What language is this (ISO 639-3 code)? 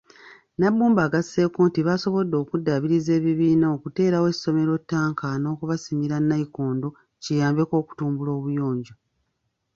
lug